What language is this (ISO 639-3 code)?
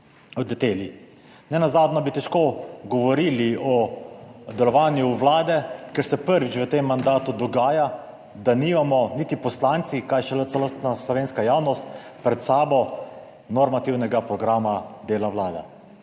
slv